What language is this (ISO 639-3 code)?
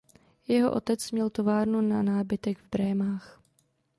ces